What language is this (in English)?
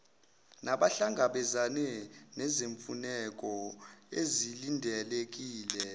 Zulu